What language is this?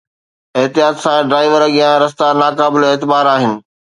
Sindhi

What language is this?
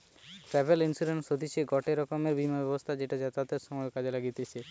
Bangla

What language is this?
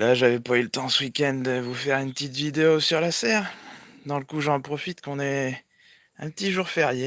French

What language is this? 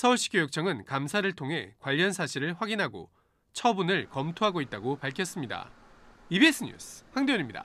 Korean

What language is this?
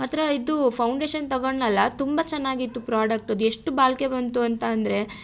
Kannada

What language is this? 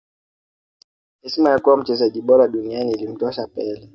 Swahili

